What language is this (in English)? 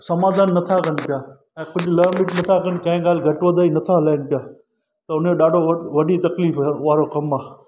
Sindhi